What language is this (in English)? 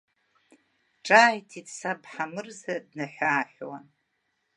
Abkhazian